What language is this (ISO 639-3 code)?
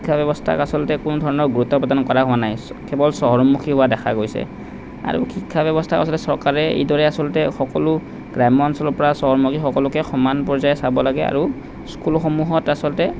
asm